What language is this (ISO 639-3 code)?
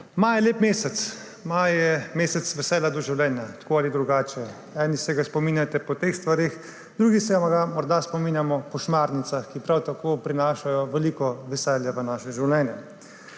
slv